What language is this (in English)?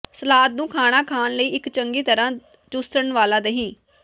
Punjabi